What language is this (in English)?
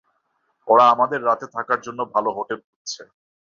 Bangla